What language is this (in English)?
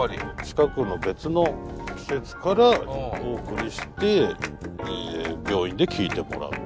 Japanese